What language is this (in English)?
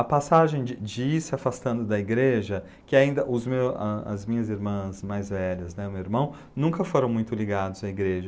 Portuguese